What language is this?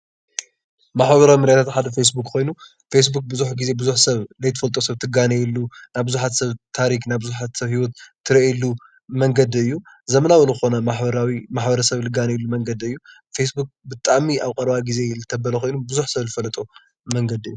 Tigrinya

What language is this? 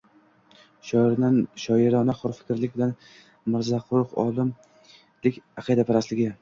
Uzbek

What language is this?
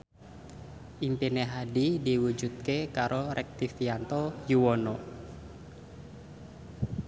Javanese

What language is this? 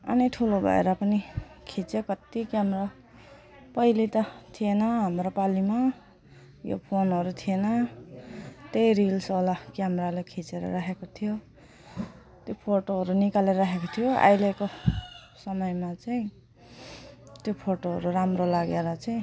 Nepali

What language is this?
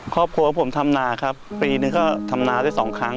Thai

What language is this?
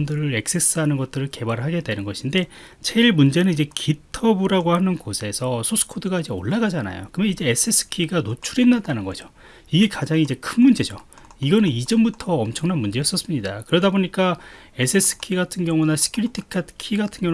Korean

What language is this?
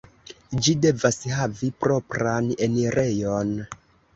Esperanto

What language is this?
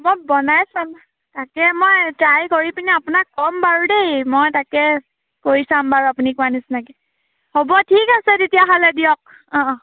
Assamese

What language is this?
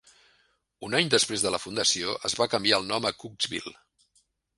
Catalan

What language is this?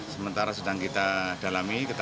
Indonesian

